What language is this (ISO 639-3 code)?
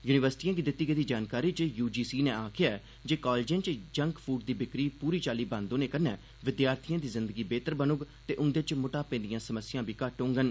doi